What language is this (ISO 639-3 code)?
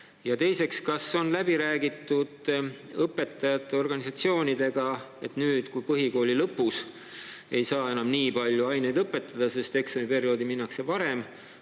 est